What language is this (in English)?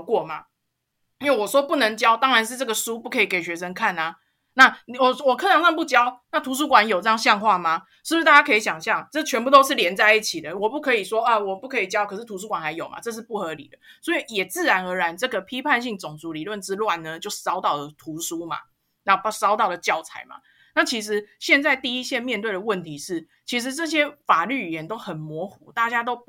Chinese